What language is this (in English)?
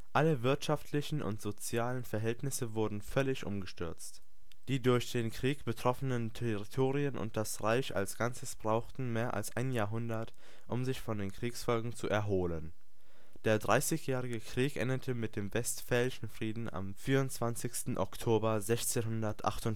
German